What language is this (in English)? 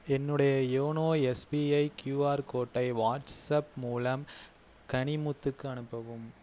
Tamil